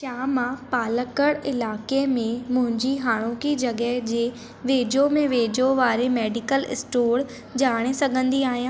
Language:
Sindhi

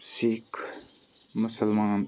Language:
Kashmiri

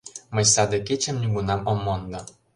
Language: Mari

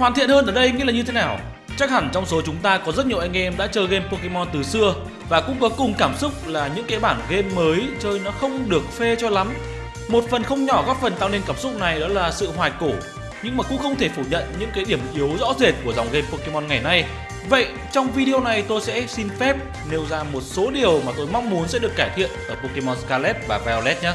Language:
Vietnamese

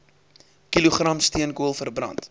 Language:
Afrikaans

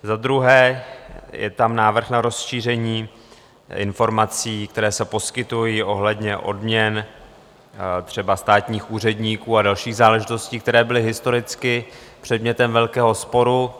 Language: Czech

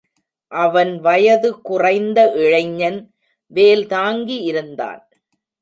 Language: Tamil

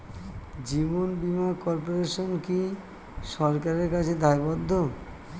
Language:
Bangla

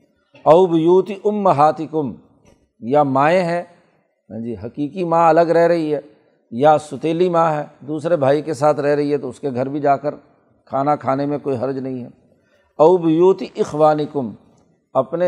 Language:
Urdu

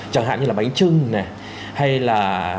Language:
Vietnamese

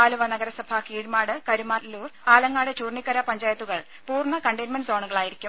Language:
Malayalam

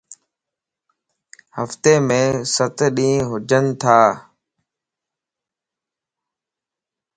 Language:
Lasi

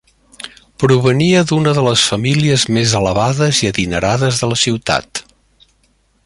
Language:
Catalan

